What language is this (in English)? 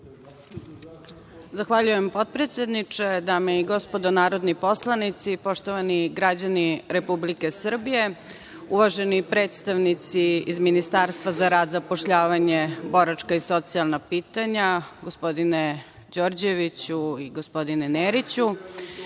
Serbian